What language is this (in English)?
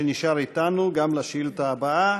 Hebrew